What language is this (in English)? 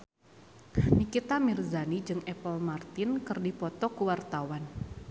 Sundanese